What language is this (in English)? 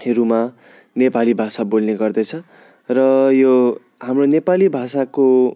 Nepali